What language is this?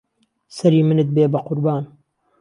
Central Kurdish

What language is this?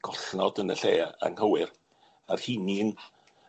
Welsh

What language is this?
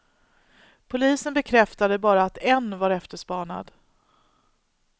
Swedish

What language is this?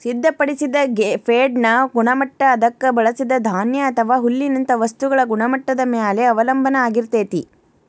Kannada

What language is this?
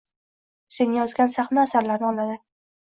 Uzbek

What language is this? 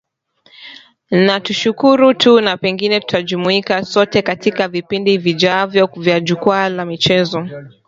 Swahili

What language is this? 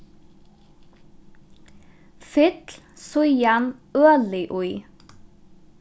Faroese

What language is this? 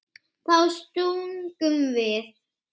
Icelandic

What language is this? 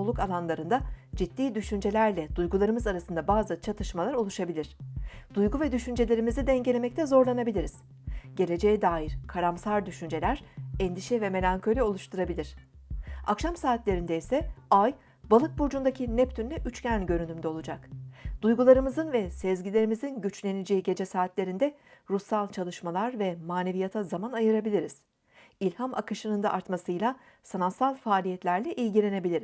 Turkish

